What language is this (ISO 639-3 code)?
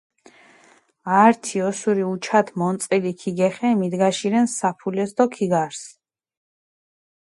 xmf